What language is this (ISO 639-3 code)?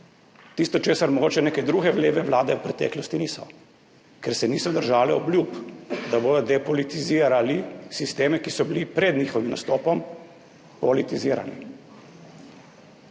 slv